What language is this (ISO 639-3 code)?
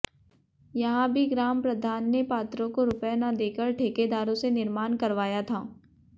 hin